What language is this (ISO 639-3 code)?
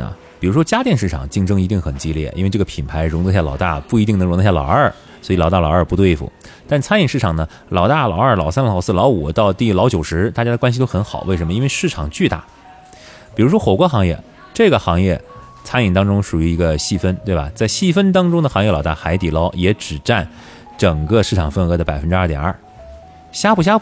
zho